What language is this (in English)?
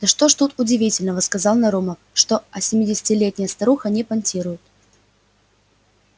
Russian